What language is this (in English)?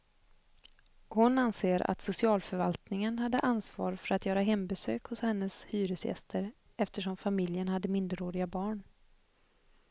Swedish